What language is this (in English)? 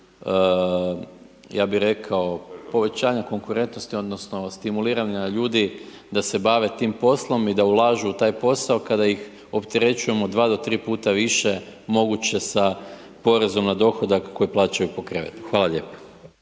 Croatian